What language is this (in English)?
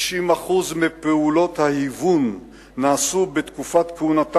Hebrew